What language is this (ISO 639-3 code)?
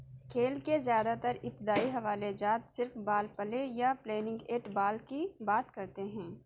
urd